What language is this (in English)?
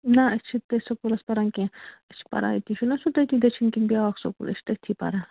Kashmiri